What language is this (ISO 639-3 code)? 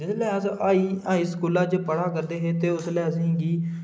doi